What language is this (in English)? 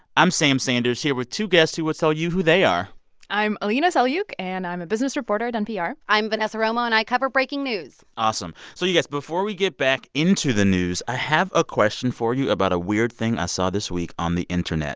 English